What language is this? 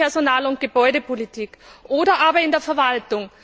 German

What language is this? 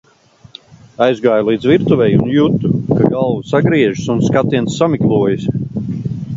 Latvian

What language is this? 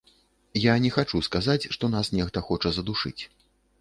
Belarusian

